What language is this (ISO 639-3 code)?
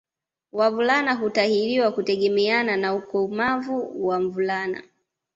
swa